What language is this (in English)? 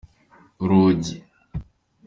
Kinyarwanda